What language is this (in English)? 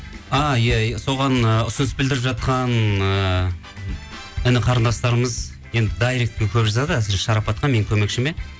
Kazakh